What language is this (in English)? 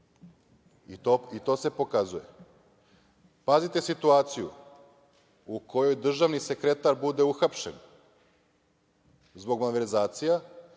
Serbian